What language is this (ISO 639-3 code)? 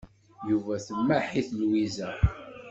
kab